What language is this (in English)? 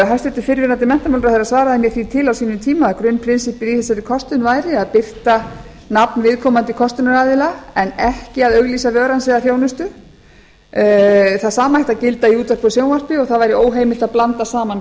Icelandic